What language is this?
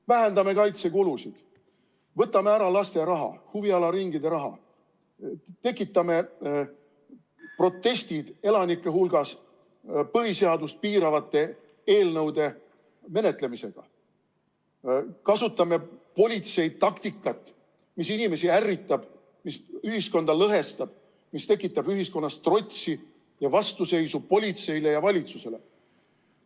Estonian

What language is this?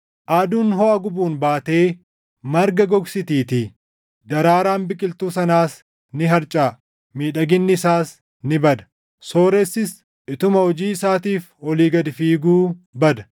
Oromo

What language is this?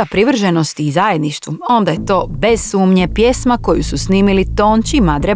Croatian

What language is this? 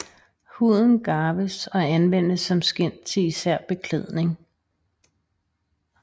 Danish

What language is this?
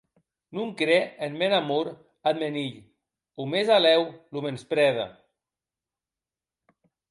Occitan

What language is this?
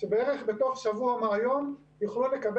Hebrew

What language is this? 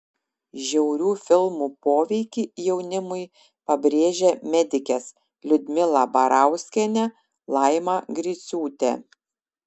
Lithuanian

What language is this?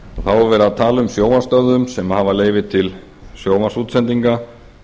Icelandic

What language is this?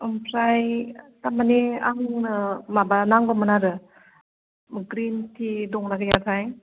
Bodo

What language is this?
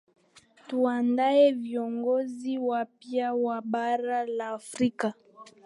Swahili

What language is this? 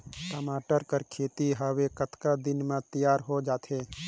Chhattisgarhi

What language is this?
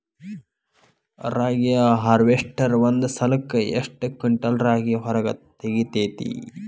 Kannada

